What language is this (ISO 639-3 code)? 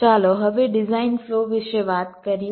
guj